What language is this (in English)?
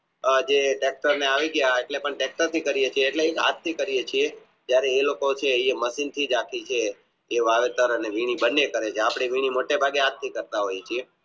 Gujarati